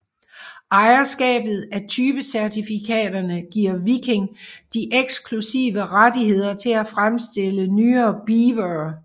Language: Danish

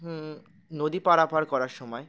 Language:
Bangla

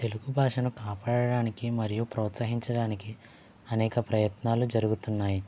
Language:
Telugu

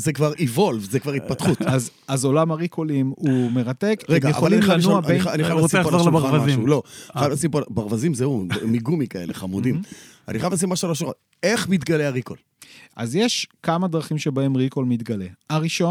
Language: Hebrew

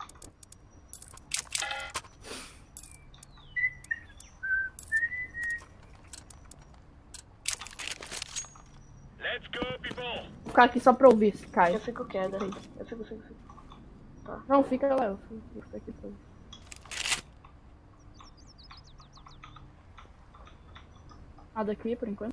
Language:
Portuguese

